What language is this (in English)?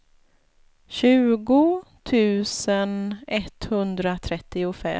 Swedish